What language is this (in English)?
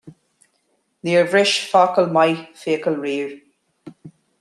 Irish